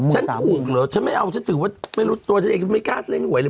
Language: Thai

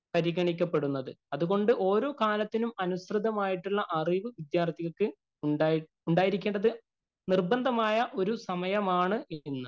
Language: Malayalam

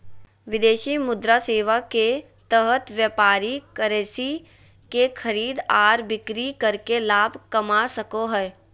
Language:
Magahi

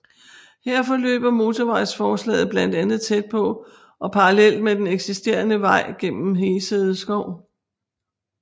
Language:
Danish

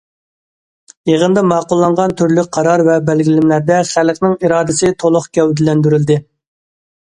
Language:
Uyghur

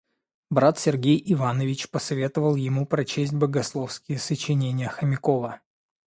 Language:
Russian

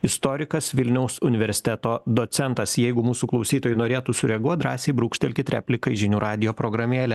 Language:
Lithuanian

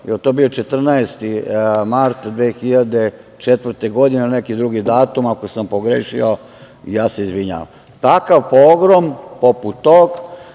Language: Serbian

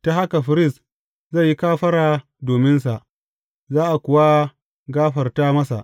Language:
Hausa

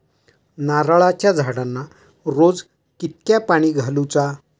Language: Marathi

